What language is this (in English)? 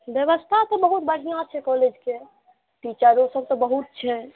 Maithili